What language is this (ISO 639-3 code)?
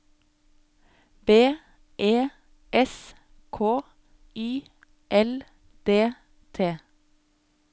nor